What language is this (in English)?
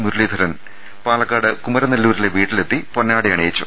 Malayalam